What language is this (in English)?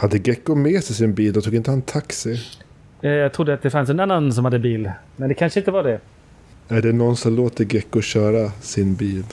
Swedish